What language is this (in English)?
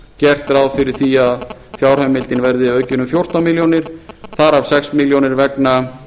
Icelandic